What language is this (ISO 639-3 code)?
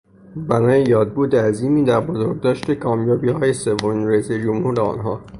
fas